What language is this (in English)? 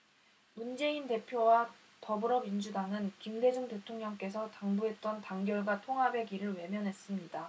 Korean